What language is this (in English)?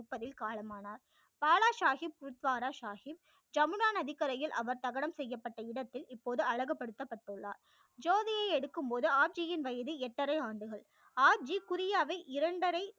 Tamil